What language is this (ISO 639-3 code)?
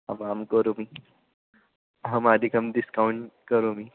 san